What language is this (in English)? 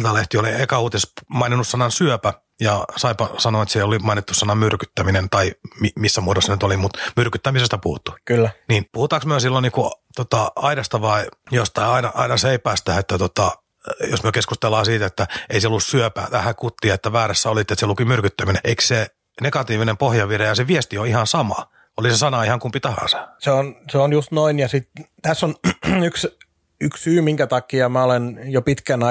Finnish